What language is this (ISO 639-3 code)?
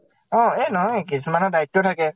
asm